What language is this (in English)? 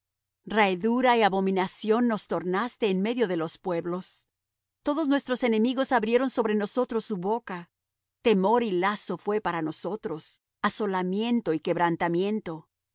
Spanish